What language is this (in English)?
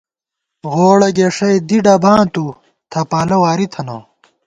Gawar-Bati